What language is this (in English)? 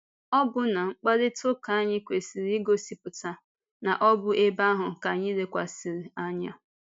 Igbo